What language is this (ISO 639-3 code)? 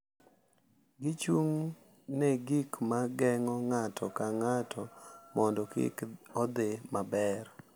luo